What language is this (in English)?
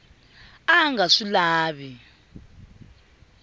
Tsonga